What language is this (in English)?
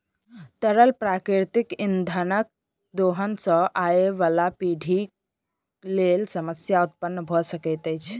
Maithili